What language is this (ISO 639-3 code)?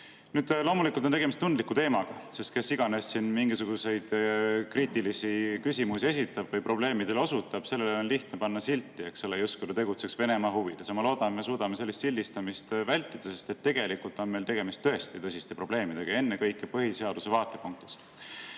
est